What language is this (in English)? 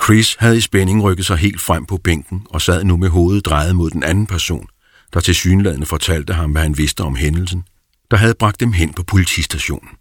Danish